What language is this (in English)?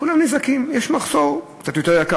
Hebrew